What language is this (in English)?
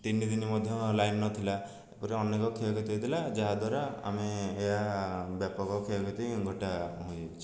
Odia